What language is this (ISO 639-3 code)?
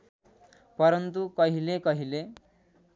nep